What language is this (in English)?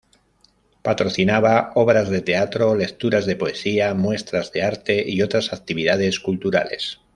Spanish